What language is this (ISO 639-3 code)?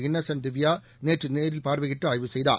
tam